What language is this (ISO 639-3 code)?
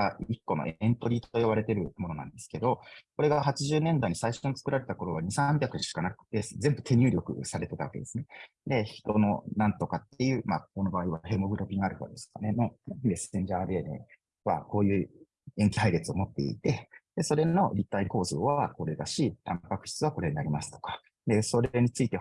jpn